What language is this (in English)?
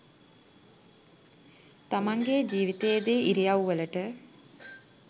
Sinhala